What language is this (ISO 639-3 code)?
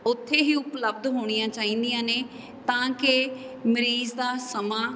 pan